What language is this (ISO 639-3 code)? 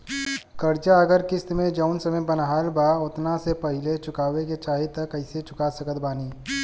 bho